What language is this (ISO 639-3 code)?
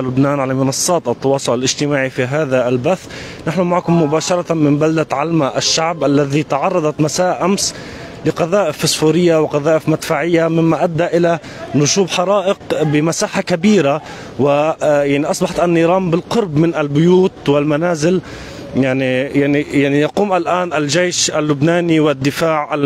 ara